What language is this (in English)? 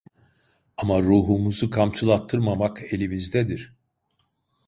Turkish